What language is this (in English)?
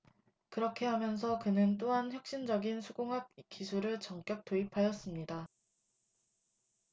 Korean